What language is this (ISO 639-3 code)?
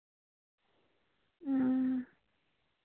sat